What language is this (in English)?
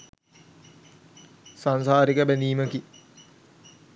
Sinhala